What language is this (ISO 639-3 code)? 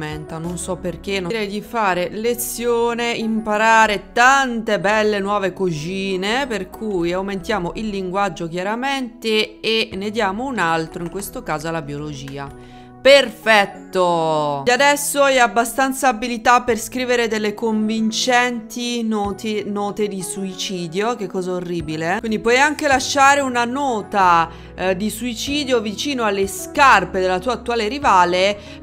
ita